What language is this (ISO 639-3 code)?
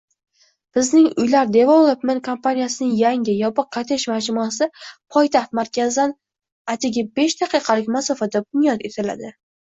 uzb